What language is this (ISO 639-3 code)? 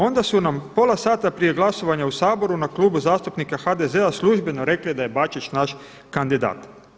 hrv